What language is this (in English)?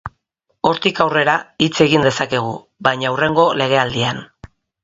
Basque